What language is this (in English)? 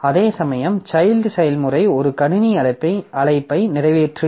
Tamil